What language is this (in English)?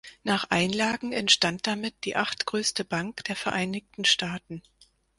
German